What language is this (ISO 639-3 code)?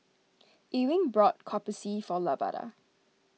eng